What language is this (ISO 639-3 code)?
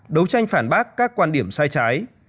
vie